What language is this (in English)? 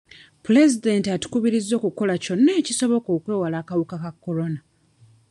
Ganda